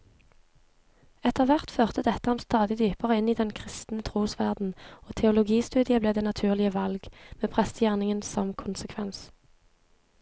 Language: Norwegian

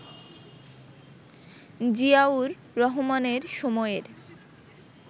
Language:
Bangla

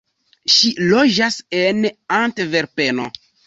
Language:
Esperanto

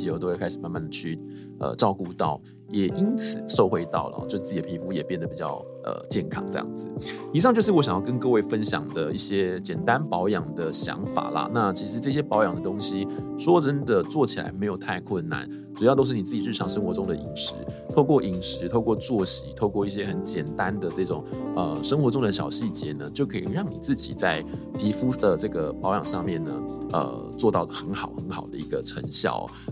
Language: Chinese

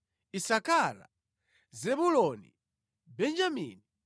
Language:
Nyanja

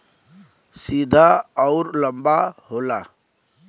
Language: Bhojpuri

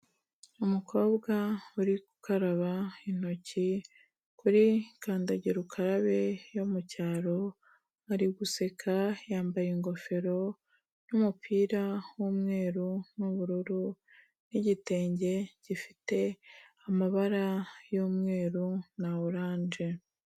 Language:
Kinyarwanda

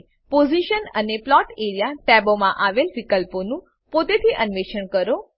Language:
Gujarati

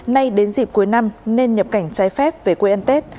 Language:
Vietnamese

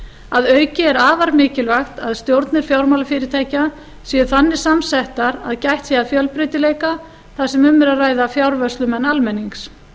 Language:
Icelandic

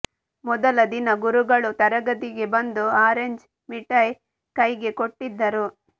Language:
Kannada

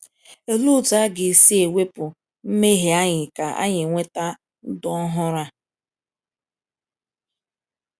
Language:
Igbo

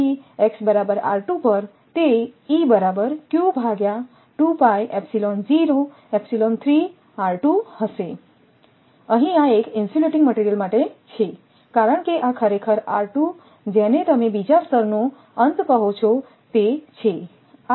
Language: Gujarati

